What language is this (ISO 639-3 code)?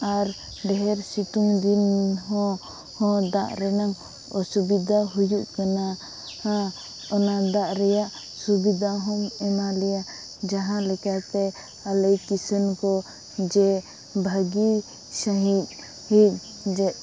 sat